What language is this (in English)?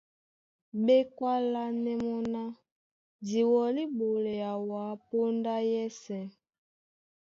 Duala